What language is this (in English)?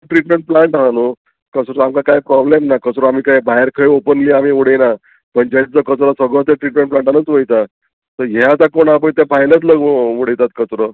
Konkani